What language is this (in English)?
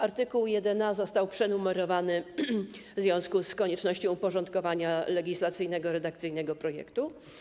Polish